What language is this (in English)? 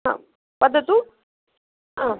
Sanskrit